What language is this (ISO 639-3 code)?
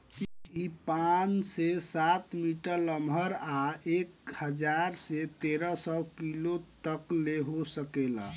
bho